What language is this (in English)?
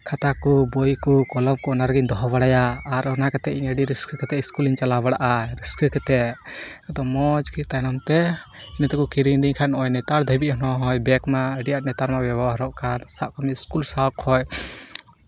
Santali